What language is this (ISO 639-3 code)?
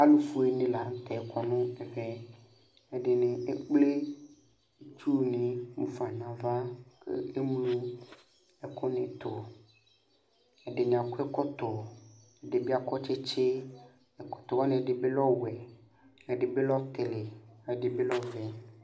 kpo